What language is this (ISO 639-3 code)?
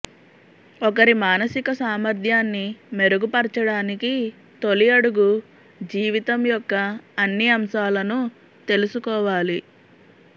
tel